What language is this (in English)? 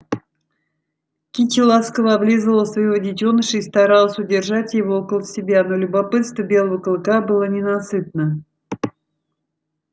Russian